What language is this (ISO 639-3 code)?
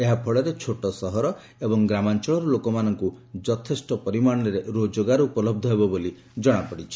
ori